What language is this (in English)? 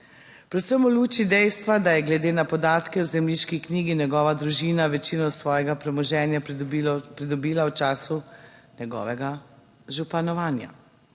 Slovenian